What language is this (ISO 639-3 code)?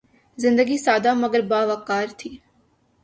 urd